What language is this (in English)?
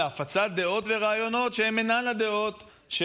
Hebrew